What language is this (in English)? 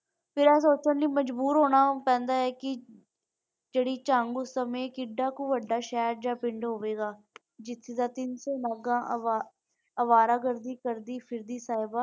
Punjabi